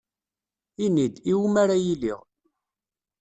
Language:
Kabyle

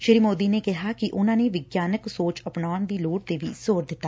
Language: Punjabi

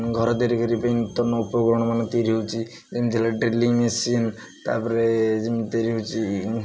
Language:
Odia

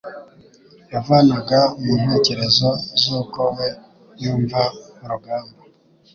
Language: Kinyarwanda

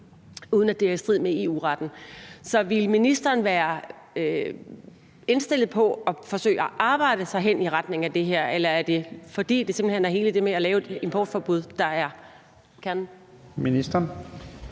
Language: Danish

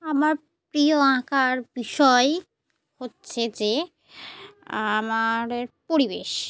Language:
Bangla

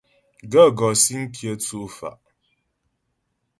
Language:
Ghomala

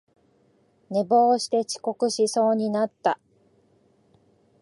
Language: Japanese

